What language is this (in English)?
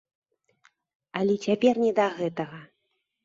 Belarusian